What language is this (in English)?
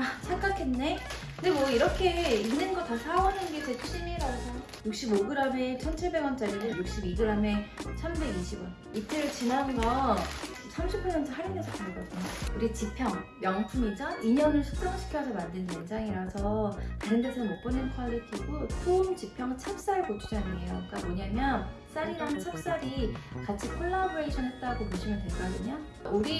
Korean